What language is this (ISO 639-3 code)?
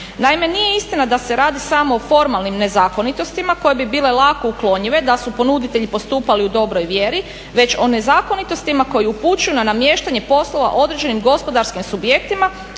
hrv